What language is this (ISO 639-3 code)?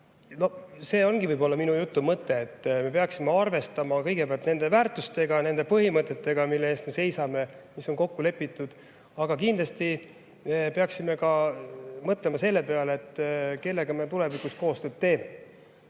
est